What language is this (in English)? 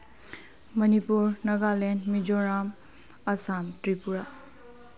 Manipuri